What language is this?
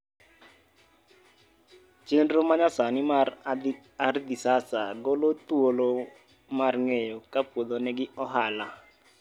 Luo (Kenya and Tanzania)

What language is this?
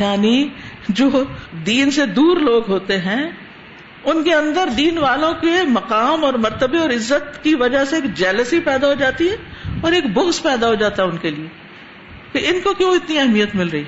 Urdu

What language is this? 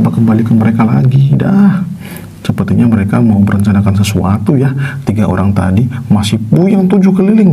Indonesian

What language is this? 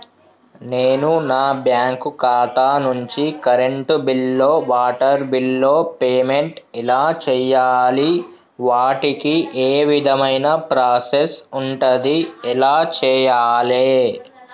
Telugu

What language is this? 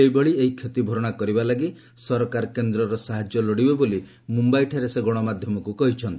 Odia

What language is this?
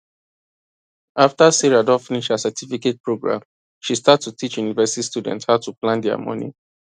Nigerian Pidgin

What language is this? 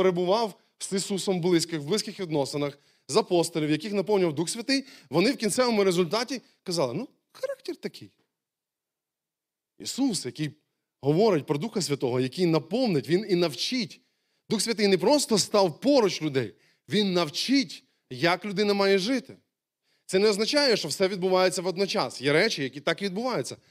Ukrainian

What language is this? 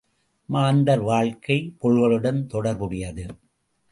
Tamil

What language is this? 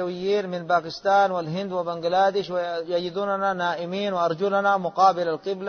Arabic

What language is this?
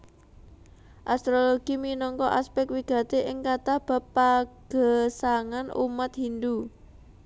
Javanese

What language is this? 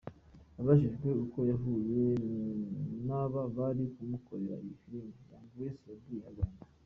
Kinyarwanda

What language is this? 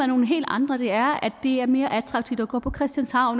Danish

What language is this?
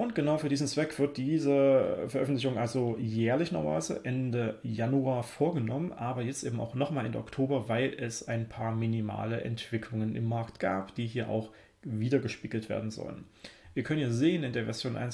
German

